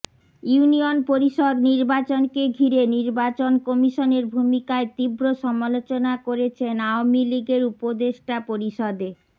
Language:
Bangla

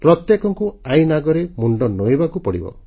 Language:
Odia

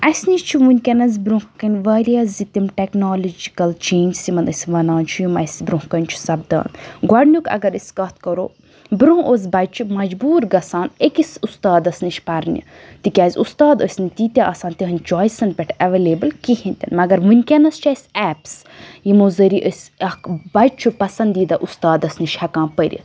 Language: Kashmiri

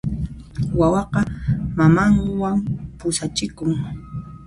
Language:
Puno Quechua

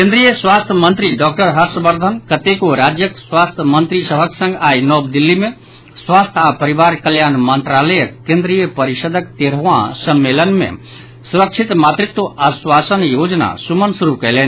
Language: Maithili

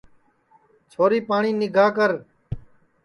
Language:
Sansi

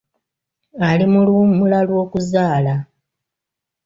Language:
Ganda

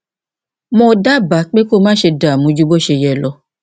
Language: Yoruba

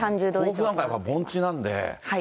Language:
Japanese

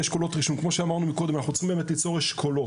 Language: Hebrew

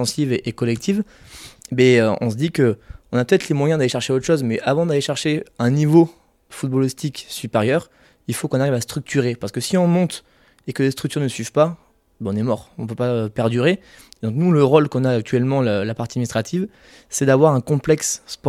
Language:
French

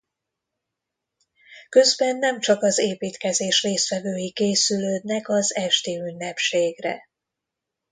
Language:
Hungarian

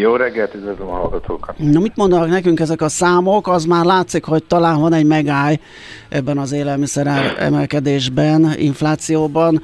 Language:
Hungarian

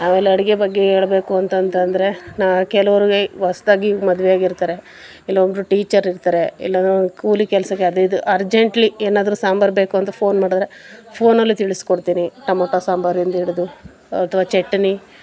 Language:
Kannada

